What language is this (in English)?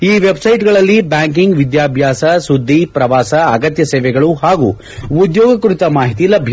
Kannada